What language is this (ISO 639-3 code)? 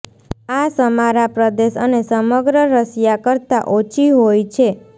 guj